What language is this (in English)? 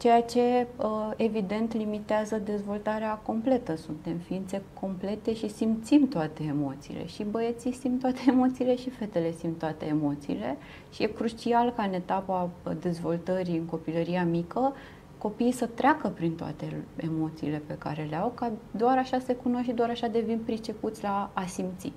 Romanian